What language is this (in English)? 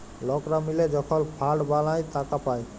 Bangla